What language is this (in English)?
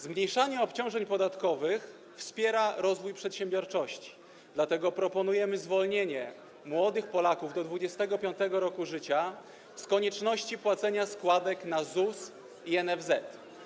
Polish